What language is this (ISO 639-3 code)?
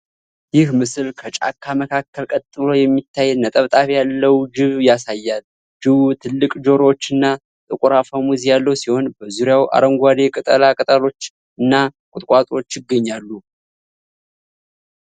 amh